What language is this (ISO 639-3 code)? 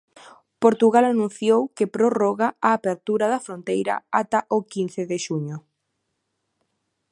glg